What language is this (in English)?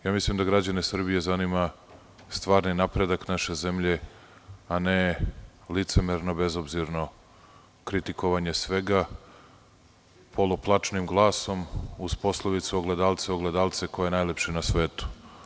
Serbian